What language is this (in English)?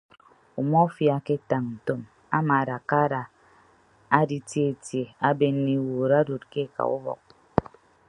Ibibio